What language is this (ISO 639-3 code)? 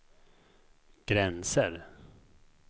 swe